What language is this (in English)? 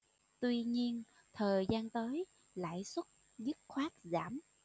Vietnamese